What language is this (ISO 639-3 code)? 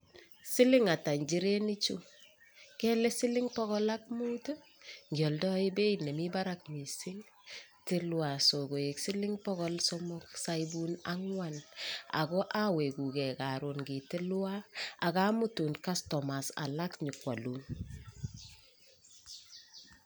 kln